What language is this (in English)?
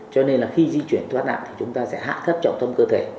Vietnamese